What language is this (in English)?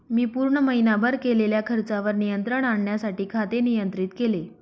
Marathi